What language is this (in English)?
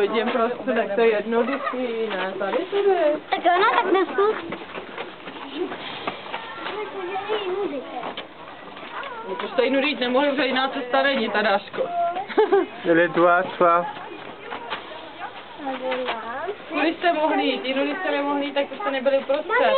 Czech